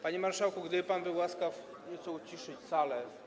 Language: Polish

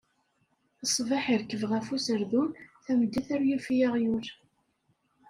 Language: Kabyle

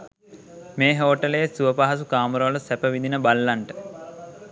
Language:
Sinhala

